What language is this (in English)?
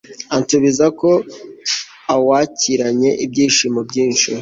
Kinyarwanda